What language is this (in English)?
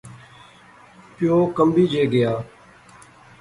Pahari-Potwari